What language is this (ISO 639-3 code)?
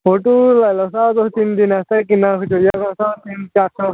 doi